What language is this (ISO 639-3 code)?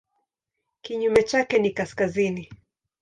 swa